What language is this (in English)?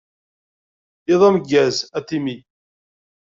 Kabyle